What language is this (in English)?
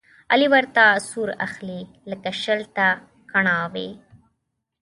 Pashto